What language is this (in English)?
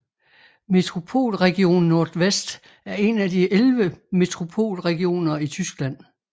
Danish